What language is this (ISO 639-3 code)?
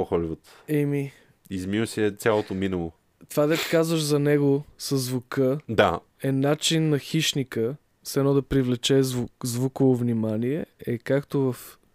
bul